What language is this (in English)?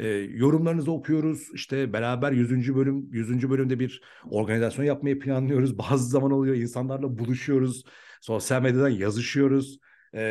Turkish